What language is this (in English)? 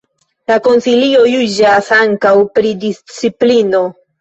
Esperanto